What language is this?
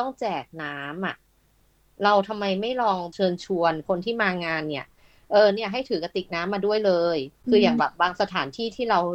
Thai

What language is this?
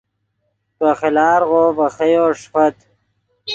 Yidgha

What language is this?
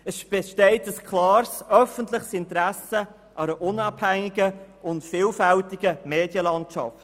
Swiss German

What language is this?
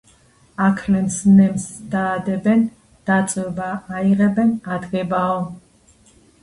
Georgian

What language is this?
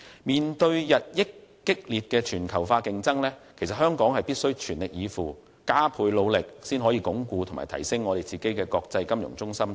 Cantonese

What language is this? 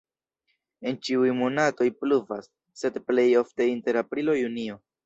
Esperanto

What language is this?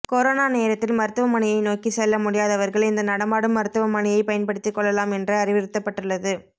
Tamil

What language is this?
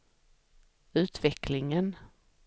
Swedish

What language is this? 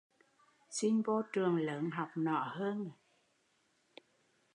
Vietnamese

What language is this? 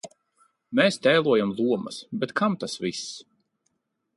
Latvian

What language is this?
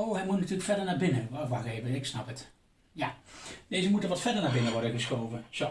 Dutch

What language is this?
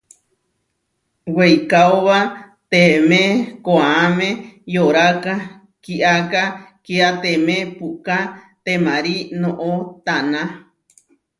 Huarijio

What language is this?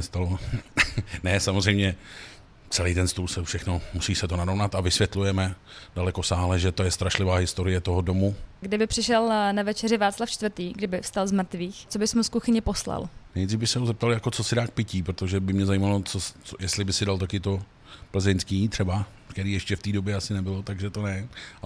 Czech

